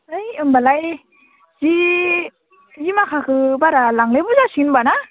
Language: Bodo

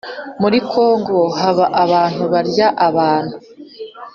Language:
Kinyarwanda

